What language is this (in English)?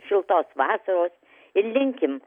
Lithuanian